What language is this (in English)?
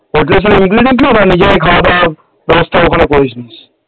Bangla